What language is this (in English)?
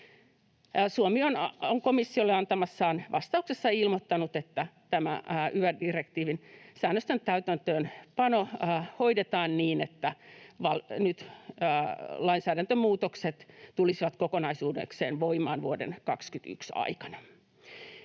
Finnish